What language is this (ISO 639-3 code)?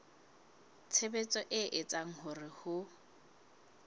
sot